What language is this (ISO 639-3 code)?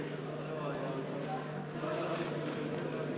heb